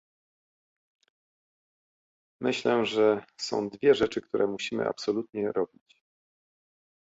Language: Polish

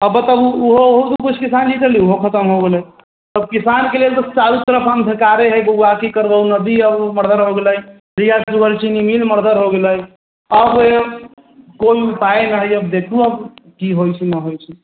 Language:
Maithili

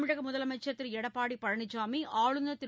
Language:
Tamil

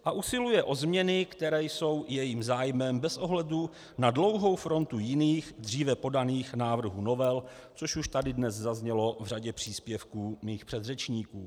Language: Czech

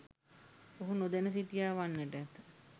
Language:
Sinhala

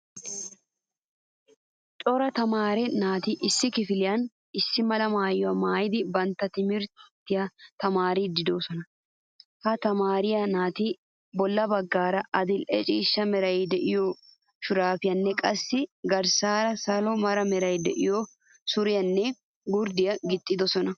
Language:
Wolaytta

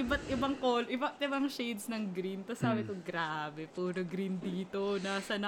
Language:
Filipino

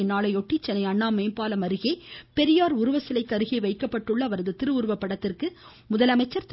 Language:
Tamil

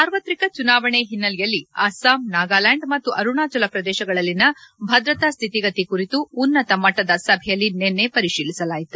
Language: Kannada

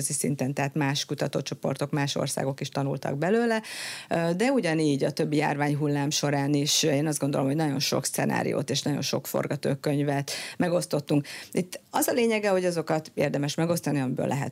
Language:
Hungarian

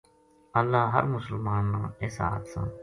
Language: Gujari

